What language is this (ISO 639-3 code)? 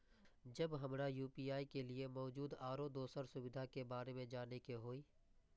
mai